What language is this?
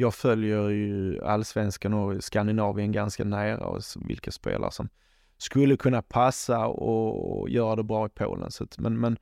Swedish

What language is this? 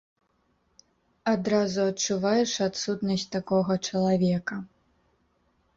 Belarusian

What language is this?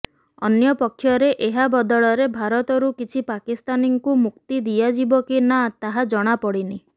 Odia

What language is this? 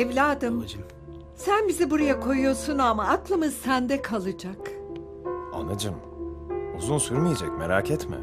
Turkish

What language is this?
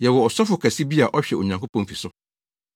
Akan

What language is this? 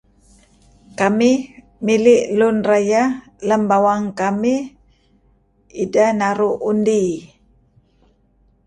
Kelabit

